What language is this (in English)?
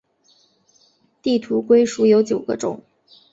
Chinese